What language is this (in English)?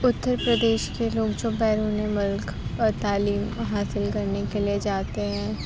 Urdu